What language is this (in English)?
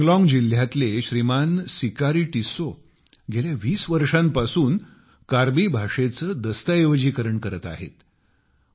Marathi